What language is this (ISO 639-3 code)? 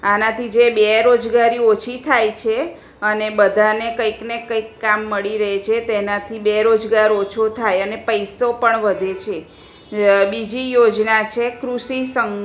guj